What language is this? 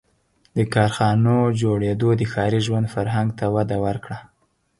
Pashto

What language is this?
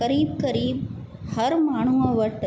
Sindhi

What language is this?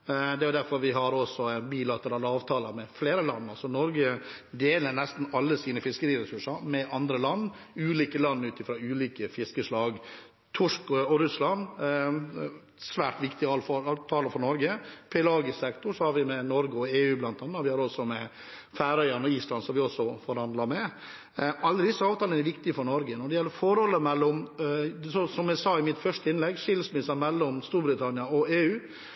Norwegian Bokmål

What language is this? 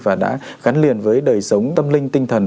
Vietnamese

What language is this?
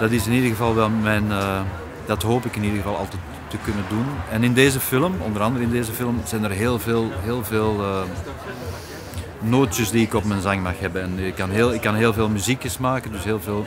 Dutch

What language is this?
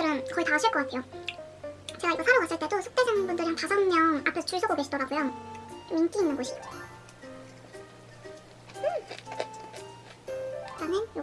Korean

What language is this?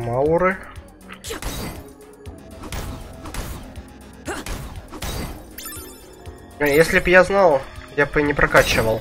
Russian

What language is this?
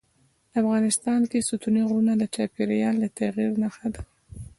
Pashto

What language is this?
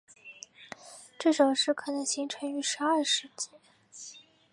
Chinese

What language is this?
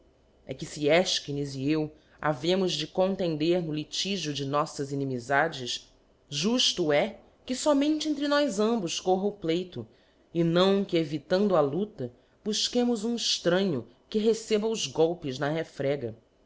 Portuguese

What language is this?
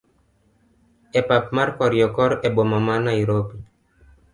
Luo (Kenya and Tanzania)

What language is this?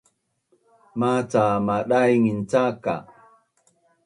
Bunun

